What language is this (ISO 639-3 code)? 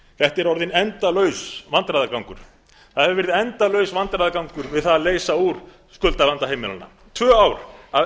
isl